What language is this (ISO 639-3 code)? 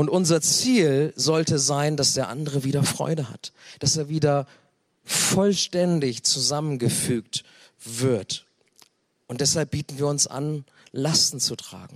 deu